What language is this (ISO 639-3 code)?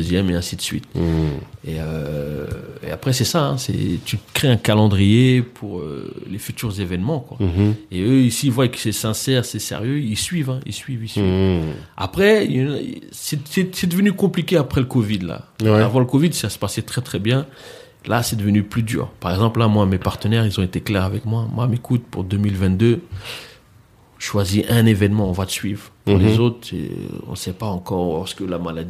fra